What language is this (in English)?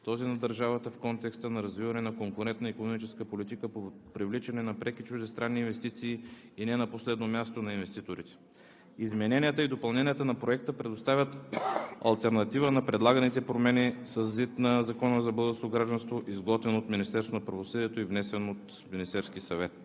Bulgarian